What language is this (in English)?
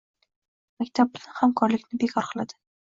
Uzbek